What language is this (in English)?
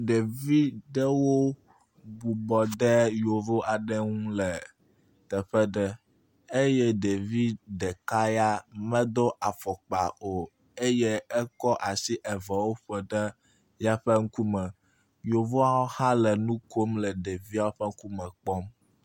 Ewe